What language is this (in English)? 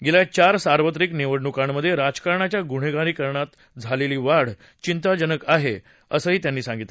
Marathi